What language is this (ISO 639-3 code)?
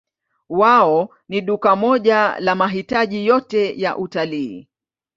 swa